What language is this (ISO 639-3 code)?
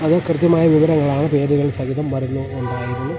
mal